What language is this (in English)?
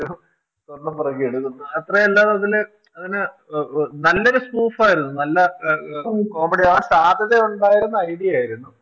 Malayalam